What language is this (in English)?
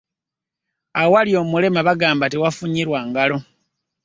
Ganda